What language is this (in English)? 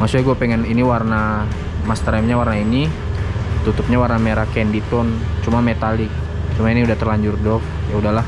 Indonesian